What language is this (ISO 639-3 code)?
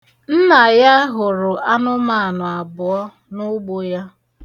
ibo